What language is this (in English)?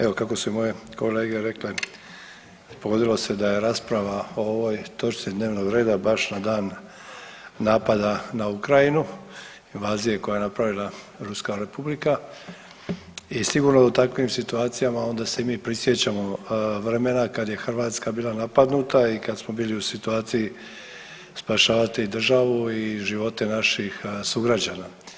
Croatian